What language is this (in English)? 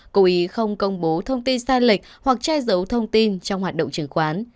Vietnamese